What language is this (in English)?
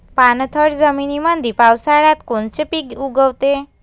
Marathi